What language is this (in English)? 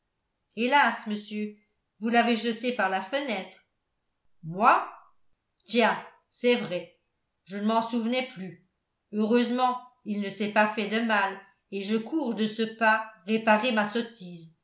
French